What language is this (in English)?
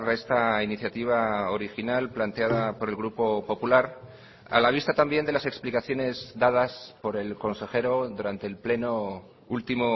Spanish